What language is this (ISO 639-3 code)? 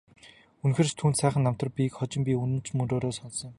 mon